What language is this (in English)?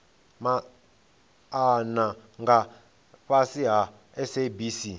Venda